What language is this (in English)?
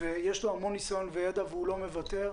Hebrew